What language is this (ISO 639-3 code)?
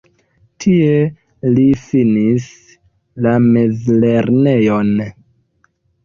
epo